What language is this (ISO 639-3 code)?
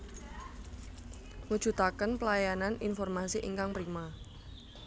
jav